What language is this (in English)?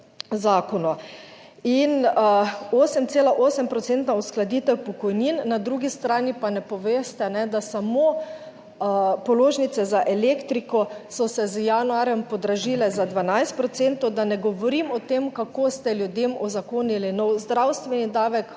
Slovenian